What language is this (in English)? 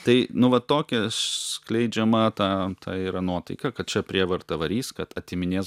Lithuanian